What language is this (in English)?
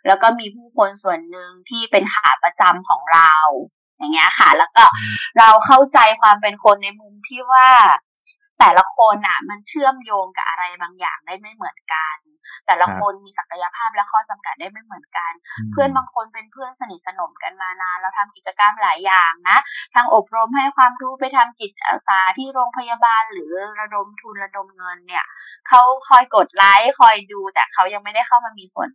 Thai